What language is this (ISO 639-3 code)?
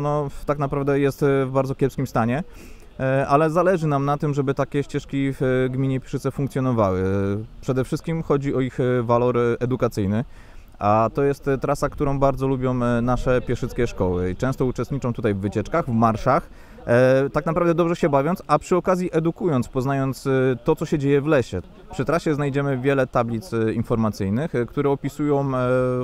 pol